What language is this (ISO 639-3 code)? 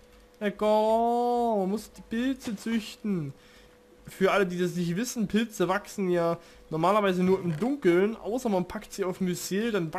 deu